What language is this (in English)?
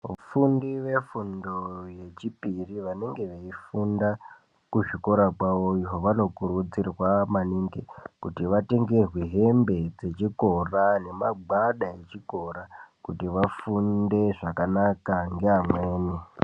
Ndau